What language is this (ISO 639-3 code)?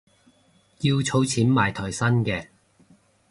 yue